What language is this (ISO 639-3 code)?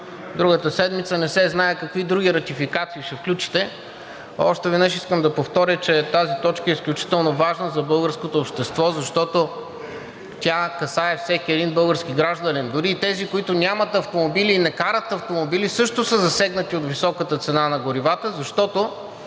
bul